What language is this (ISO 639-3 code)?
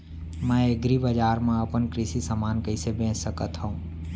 hne